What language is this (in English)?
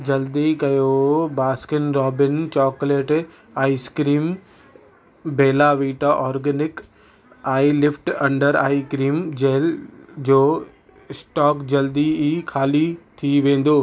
Sindhi